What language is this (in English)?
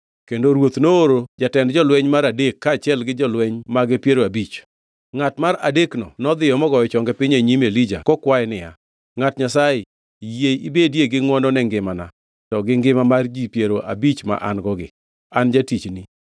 Luo (Kenya and Tanzania)